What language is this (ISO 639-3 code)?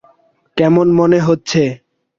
ben